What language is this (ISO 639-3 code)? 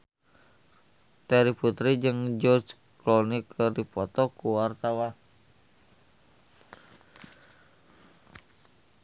sun